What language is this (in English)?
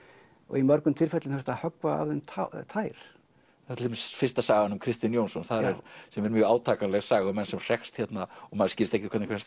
Icelandic